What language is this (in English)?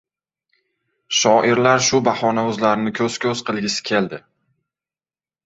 Uzbek